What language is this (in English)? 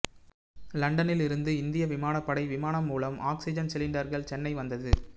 Tamil